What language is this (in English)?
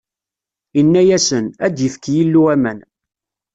Kabyle